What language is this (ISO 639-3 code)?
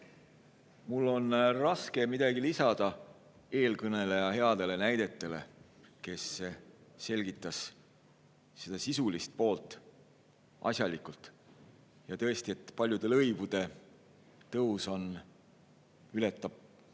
est